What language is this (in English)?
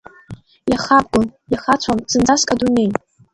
Abkhazian